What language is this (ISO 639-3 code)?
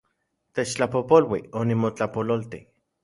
ncx